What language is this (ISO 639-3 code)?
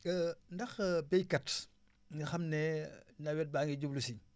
wol